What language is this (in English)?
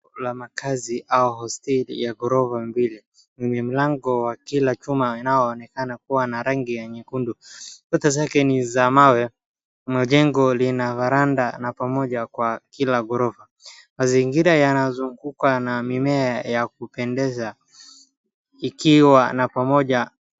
Swahili